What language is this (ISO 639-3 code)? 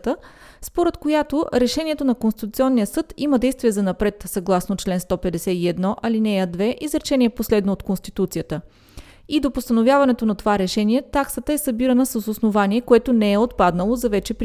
bul